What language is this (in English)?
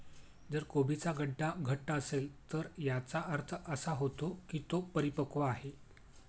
Marathi